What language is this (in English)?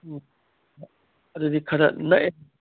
Manipuri